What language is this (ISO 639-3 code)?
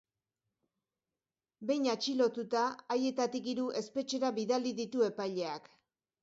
eus